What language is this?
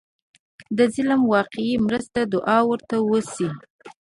Pashto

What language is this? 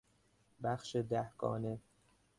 Persian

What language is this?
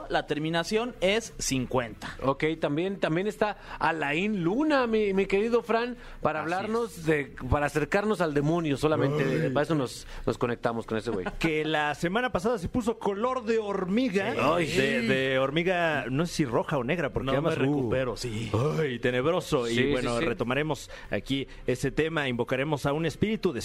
Spanish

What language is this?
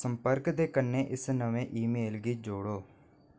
Dogri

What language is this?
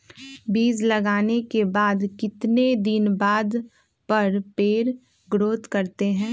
Magahi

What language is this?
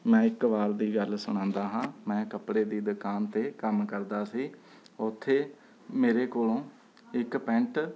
Punjabi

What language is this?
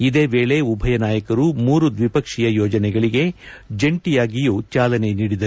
Kannada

